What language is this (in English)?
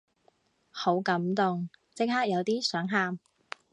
Cantonese